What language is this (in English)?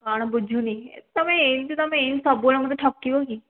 Odia